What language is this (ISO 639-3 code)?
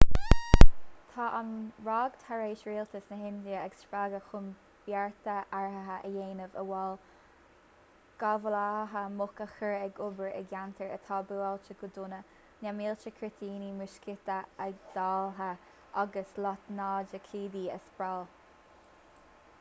gle